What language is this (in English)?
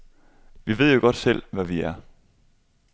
Danish